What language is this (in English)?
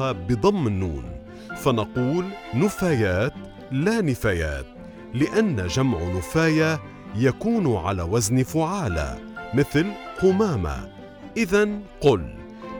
Arabic